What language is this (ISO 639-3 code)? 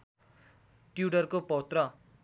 nep